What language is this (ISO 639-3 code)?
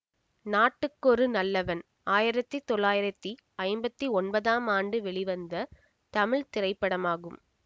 tam